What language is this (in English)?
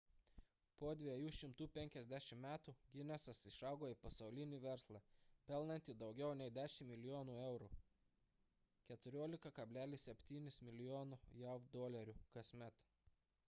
Lithuanian